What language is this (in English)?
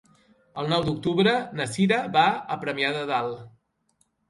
Catalan